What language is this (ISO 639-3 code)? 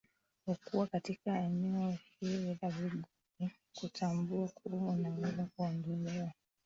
swa